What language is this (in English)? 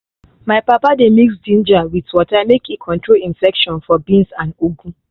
Nigerian Pidgin